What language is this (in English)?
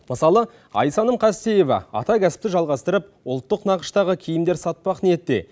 Kazakh